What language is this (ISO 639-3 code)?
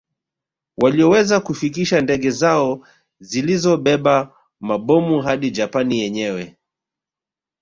swa